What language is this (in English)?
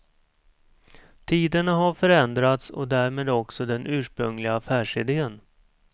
Swedish